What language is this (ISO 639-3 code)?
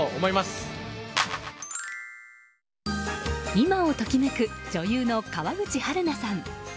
jpn